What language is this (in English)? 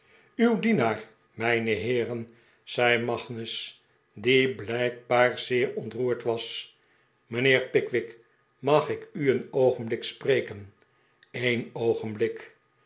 Dutch